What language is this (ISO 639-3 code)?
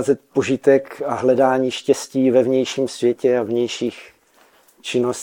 ces